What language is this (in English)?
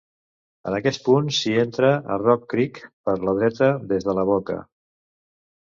Catalan